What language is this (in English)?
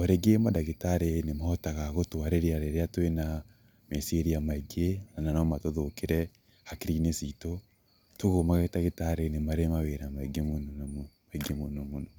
Kikuyu